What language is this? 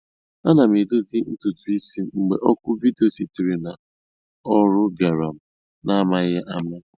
Igbo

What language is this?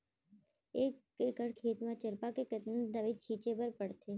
Chhattisgarhi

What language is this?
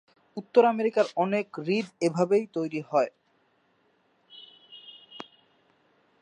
Bangla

